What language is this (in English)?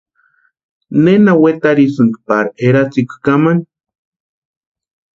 Western Highland Purepecha